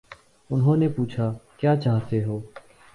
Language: Urdu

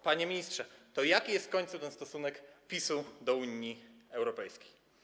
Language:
Polish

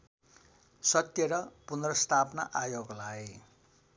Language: Nepali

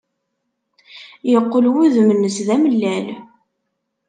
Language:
Kabyle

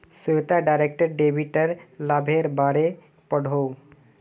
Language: Magahi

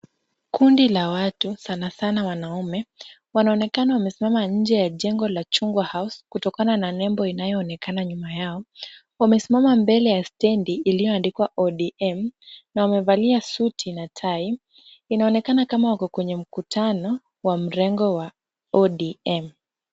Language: Swahili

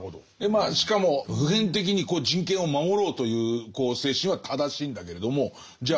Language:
Japanese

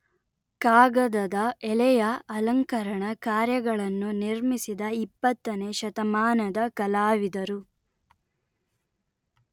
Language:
Kannada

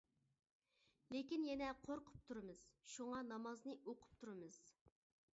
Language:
Uyghur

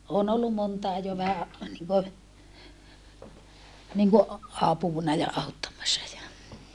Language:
Finnish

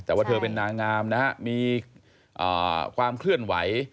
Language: Thai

